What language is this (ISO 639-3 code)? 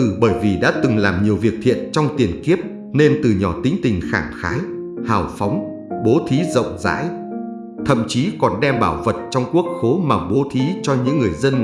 vie